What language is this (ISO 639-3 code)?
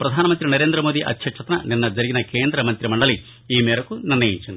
tel